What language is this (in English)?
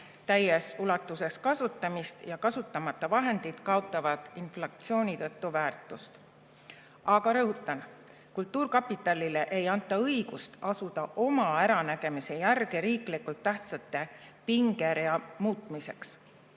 Estonian